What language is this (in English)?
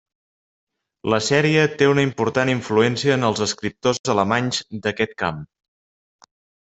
Catalan